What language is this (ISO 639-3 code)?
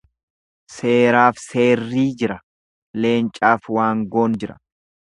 orm